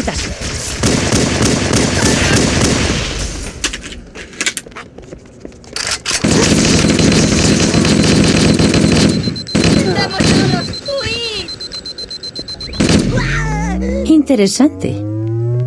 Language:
Spanish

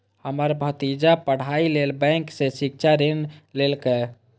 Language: Maithili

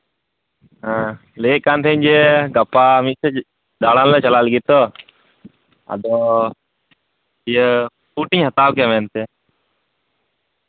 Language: Santali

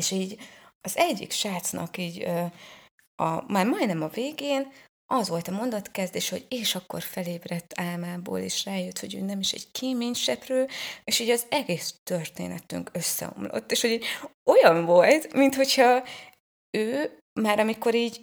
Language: Hungarian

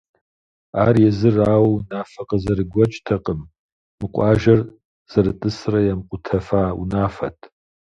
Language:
Kabardian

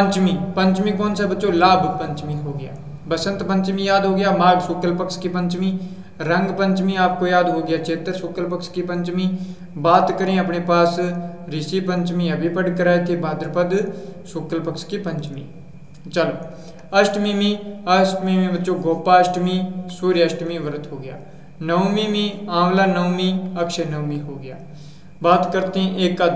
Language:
Hindi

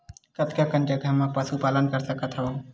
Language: Chhattisgarhi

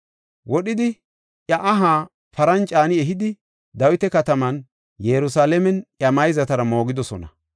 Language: Gofa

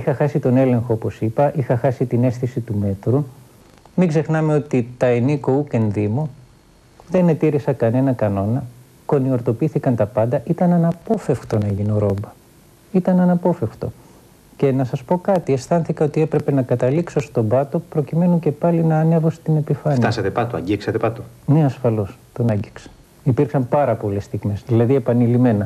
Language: Greek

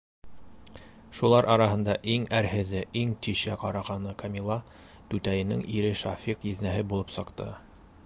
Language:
Bashkir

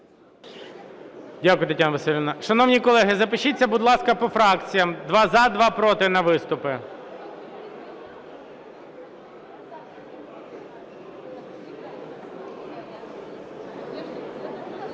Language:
Ukrainian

